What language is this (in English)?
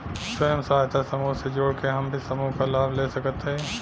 Bhojpuri